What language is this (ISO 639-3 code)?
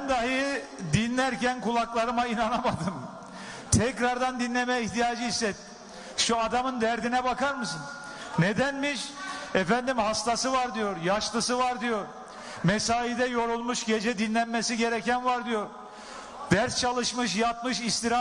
tur